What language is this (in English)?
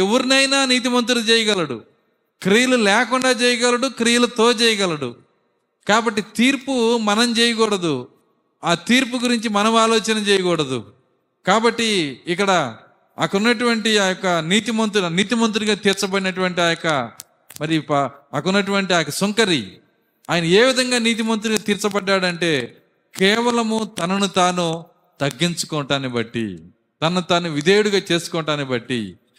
Telugu